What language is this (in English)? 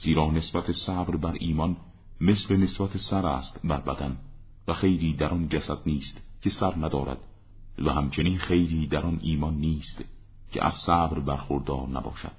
Persian